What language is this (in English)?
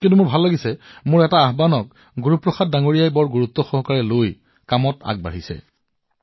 Assamese